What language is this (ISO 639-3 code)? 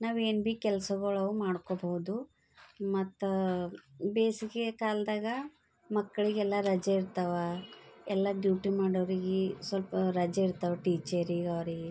kan